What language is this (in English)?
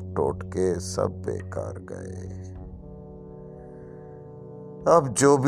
Urdu